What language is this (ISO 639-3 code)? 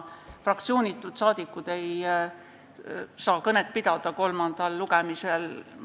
est